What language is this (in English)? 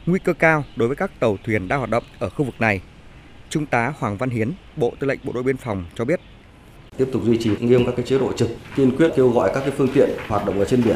Vietnamese